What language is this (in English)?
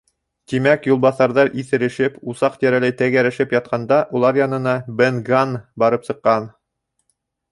Bashkir